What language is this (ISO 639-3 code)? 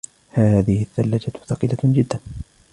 ara